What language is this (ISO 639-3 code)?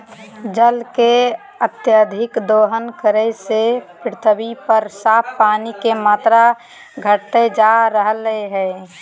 mag